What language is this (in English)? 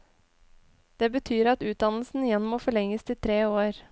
Norwegian